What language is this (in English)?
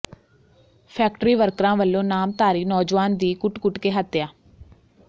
Punjabi